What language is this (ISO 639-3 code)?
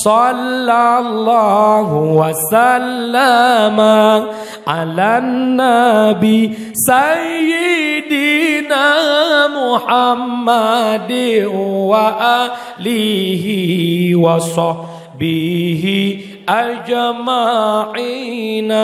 msa